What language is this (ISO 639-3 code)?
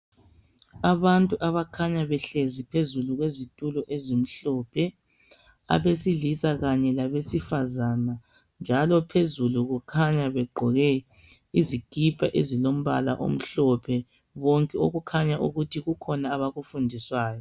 nde